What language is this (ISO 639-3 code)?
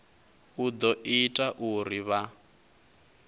ven